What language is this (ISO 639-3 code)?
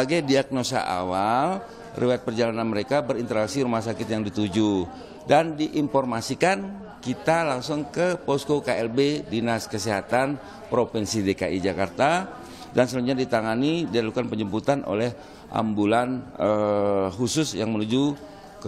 ind